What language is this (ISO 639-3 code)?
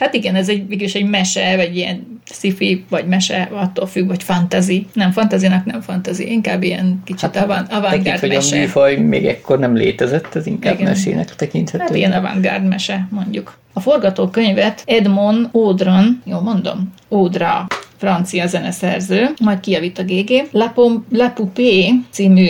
hun